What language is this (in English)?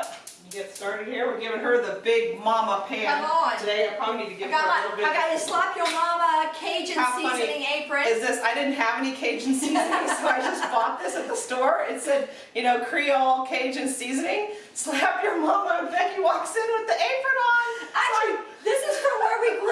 English